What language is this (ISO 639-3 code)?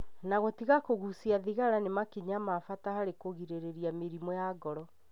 kik